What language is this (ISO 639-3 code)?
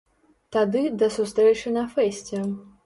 bel